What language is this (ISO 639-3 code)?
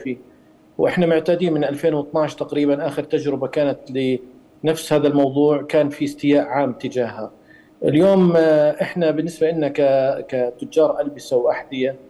ara